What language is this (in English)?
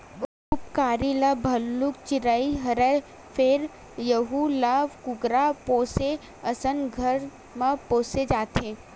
Chhattisgarhi